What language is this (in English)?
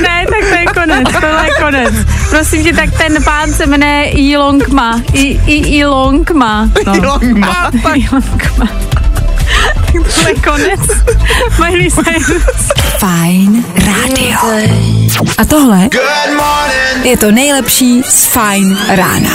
Czech